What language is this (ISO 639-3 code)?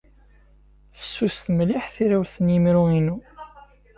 kab